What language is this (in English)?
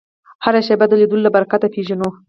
Pashto